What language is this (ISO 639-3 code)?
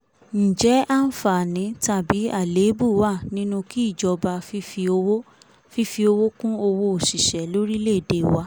yor